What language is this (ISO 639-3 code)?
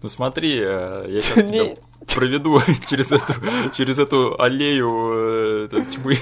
rus